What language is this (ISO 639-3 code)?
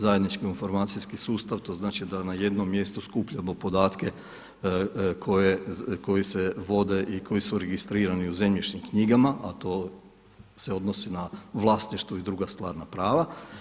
hrv